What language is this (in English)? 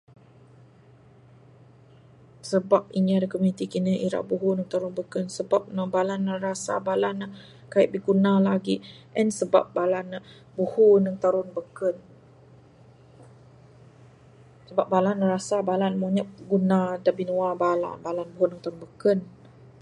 Bukar-Sadung Bidayuh